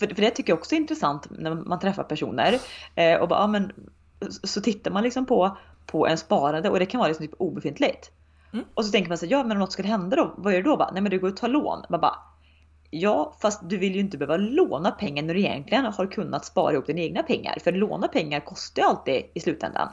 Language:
Swedish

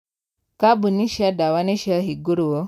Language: Kikuyu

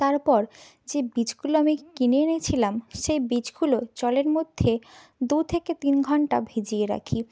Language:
Bangla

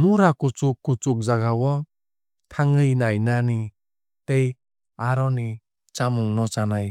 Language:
Kok Borok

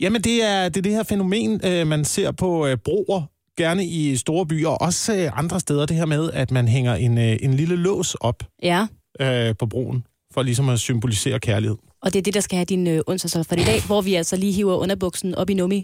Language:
Danish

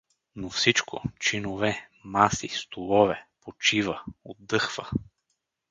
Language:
Bulgarian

